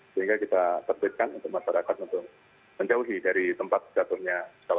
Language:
Indonesian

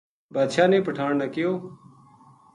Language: Gujari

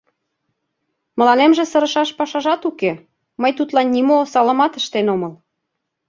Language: Mari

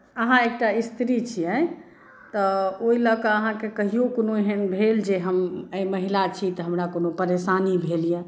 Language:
Maithili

